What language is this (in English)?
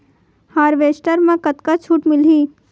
Chhattisgarhi